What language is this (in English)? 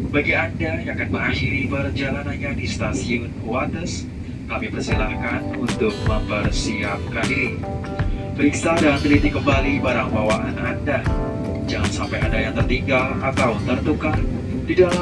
Indonesian